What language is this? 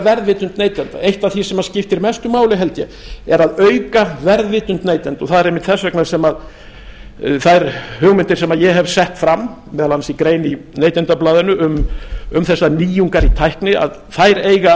Icelandic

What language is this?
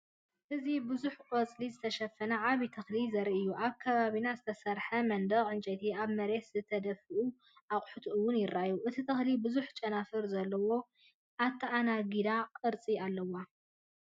Tigrinya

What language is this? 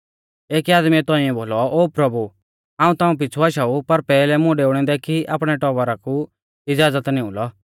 Mahasu Pahari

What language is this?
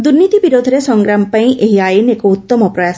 Odia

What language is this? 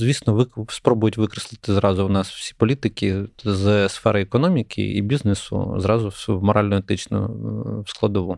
Ukrainian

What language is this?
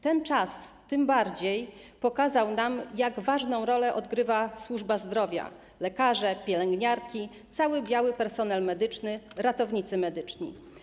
Polish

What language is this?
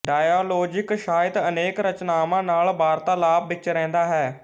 Punjabi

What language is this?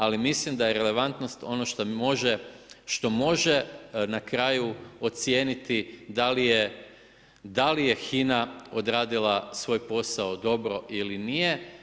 Croatian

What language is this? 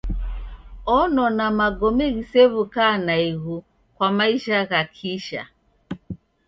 Taita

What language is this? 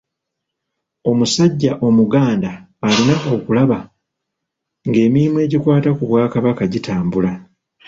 Ganda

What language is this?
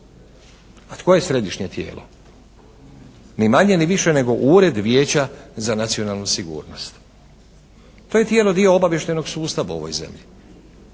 Croatian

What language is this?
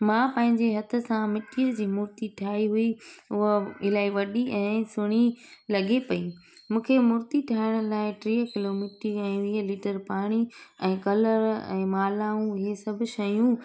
Sindhi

